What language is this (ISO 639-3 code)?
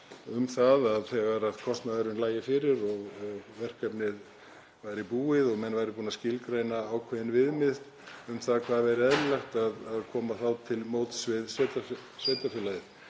isl